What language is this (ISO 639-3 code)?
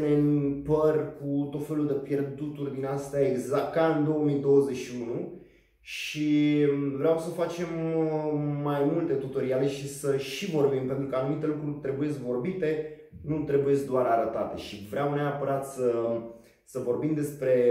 ron